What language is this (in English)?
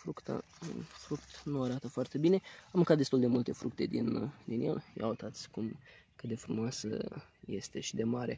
Romanian